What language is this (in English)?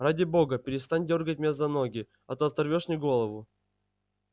Russian